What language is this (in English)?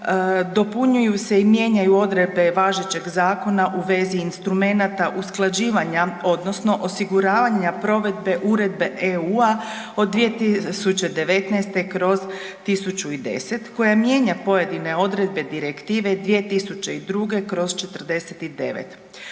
Croatian